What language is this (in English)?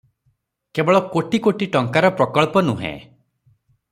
Odia